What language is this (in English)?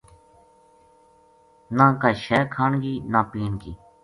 Gujari